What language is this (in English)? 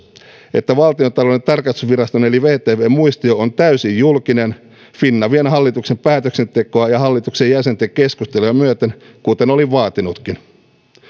Finnish